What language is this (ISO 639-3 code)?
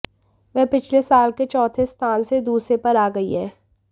hin